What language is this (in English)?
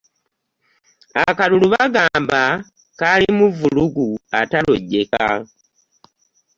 Ganda